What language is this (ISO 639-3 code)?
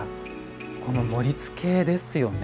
jpn